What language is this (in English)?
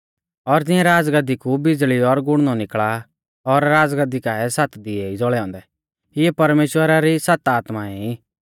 Mahasu Pahari